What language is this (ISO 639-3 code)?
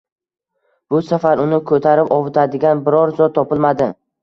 uzb